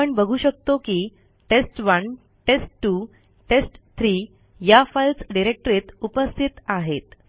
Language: Marathi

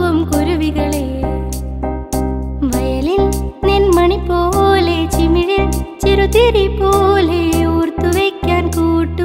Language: Malayalam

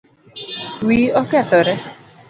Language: Luo (Kenya and Tanzania)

